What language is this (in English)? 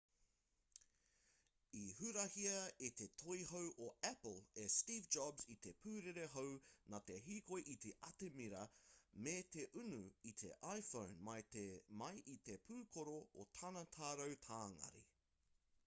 Māori